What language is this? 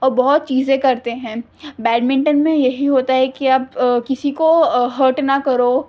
Urdu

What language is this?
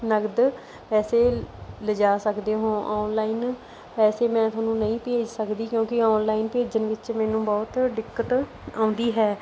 Punjabi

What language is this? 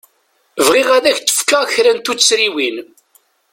Kabyle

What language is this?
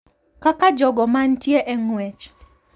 Luo (Kenya and Tanzania)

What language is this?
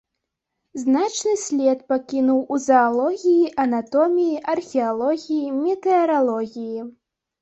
Belarusian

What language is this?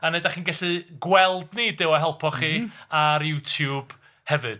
Welsh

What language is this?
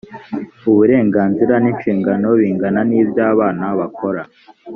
Kinyarwanda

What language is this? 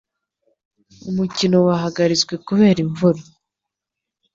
Kinyarwanda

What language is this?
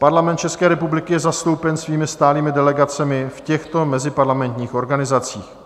Czech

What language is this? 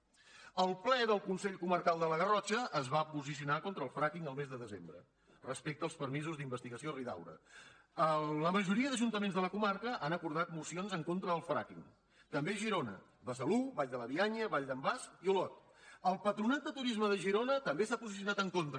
Catalan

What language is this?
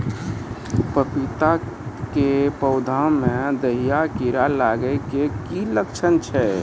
Maithili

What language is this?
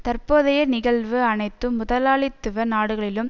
Tamil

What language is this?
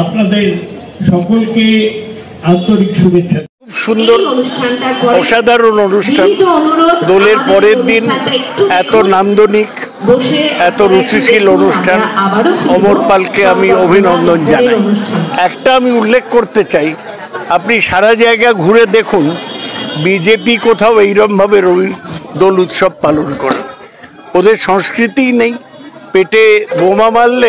Bangla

